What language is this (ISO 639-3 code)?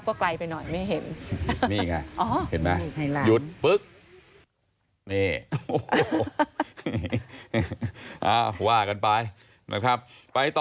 tha